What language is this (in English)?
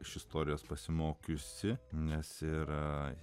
Lithuanian